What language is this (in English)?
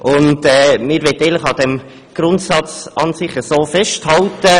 Swiss German